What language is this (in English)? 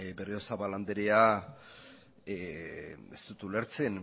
Basque